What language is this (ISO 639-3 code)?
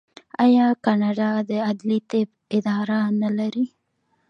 pus